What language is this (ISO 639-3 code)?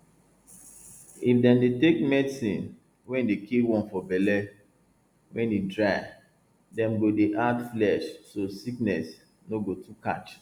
pcm